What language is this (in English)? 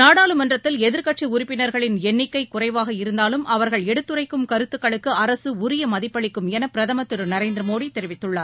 Tamil